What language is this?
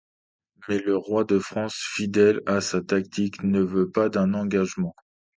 French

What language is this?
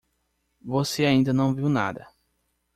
Portuguese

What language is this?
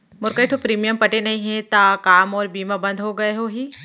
Chhattisgarhi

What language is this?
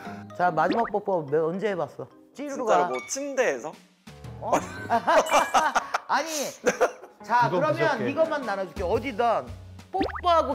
Korean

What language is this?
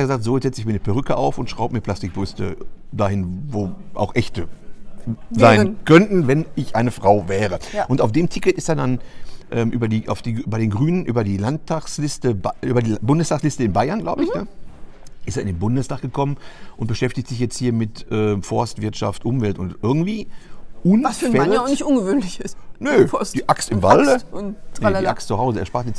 German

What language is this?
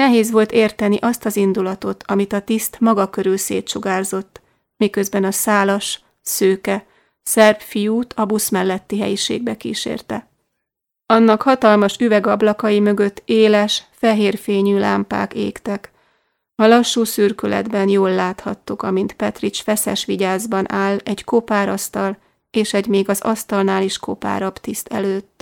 Hungarian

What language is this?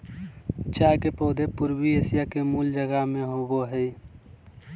Magahi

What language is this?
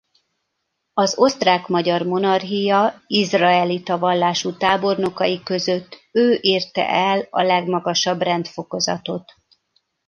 Hungarian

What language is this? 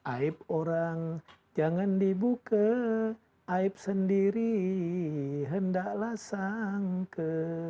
Indonesian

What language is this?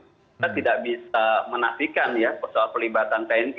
Indonesian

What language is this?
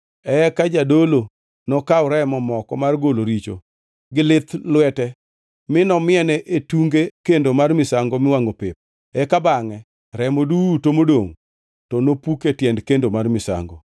Luo (Kenya and Tanzania)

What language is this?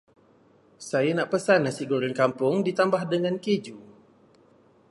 Malay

